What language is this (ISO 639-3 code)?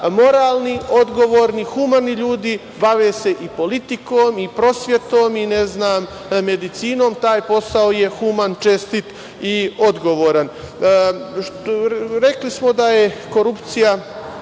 srp